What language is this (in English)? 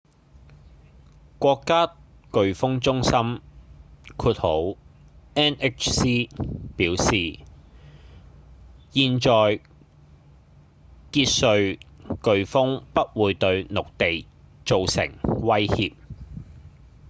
Cantonese